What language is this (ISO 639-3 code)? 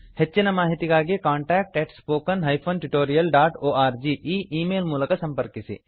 kan